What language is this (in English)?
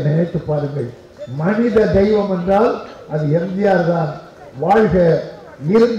Arabic